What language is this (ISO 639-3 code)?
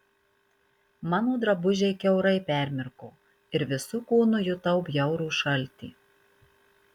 lit